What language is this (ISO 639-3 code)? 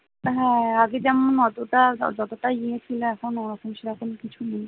ben